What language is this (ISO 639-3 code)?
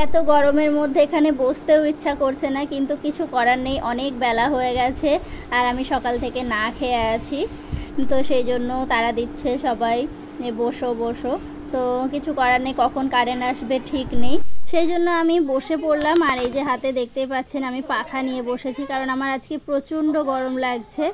ben